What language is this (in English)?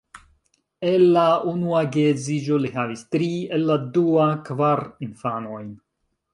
Esperanto